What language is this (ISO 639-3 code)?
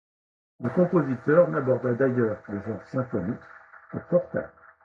fra